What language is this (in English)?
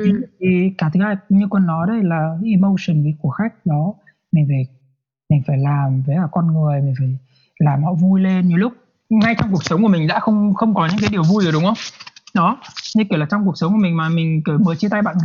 Vietnamese